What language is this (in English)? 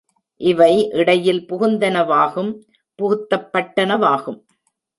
Tamil